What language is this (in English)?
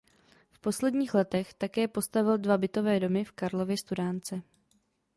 Czech